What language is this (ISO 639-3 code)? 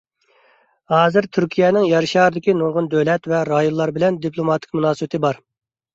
uig